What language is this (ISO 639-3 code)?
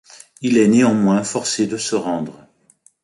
fra